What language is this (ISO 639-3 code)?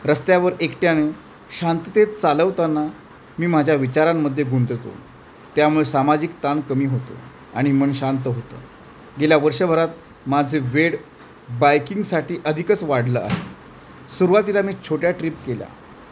mar